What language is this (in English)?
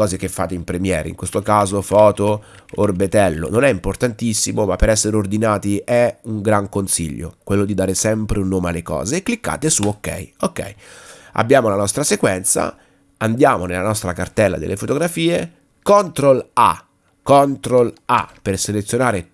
Italian